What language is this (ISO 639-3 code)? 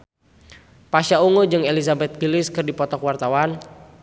sun